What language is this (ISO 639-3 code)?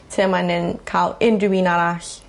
cym